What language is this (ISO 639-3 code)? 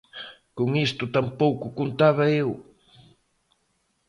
glg